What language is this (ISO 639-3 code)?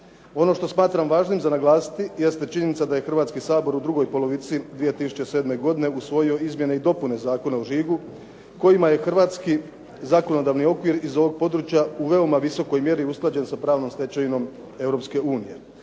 hrv